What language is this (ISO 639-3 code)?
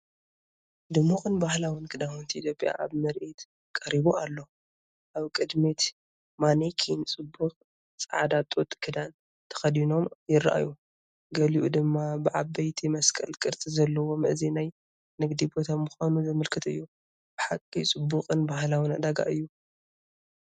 tir